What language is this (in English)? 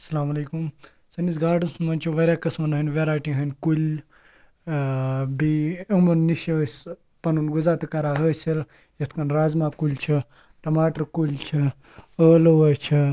Kashmiri